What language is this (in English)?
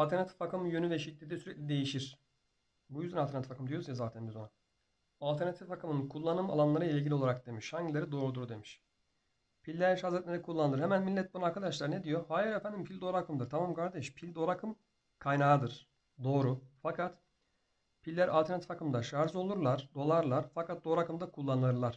Turkish